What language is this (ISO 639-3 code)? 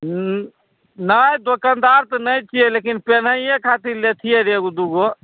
mai